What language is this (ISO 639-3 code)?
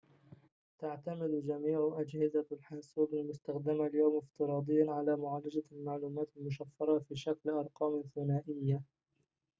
ara